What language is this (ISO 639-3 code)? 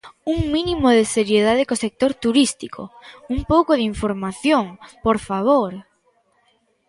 glg